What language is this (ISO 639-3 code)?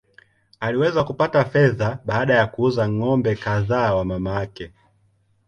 swa